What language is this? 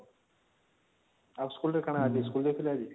Odia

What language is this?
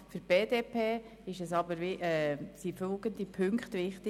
Swiss German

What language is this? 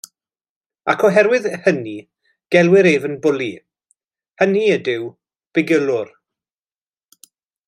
Welsh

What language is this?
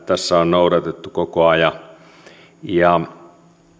Finnish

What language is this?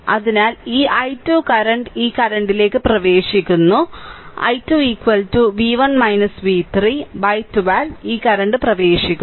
Malayalam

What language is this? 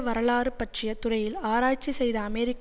Tamil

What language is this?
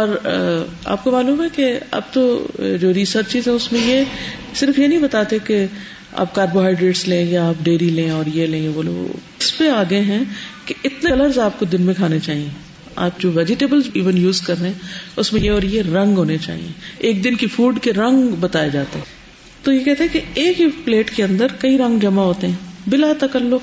Urdu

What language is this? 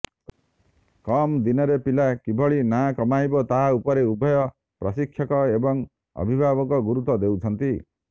Odia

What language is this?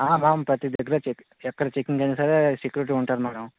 Telugu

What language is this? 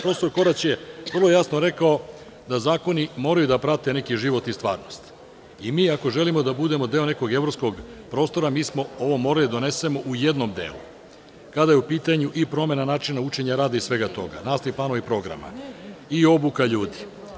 Serbian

